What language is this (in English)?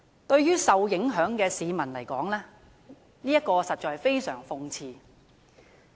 Cantonese